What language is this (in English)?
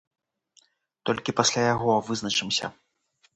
Belarusian